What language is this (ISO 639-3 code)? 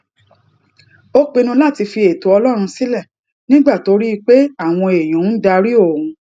yor